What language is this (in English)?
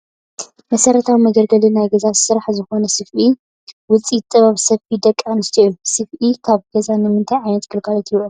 Tigrinya